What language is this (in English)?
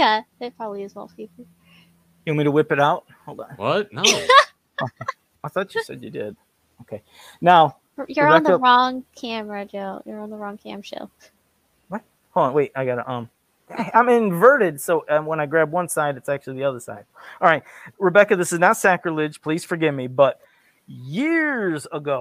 English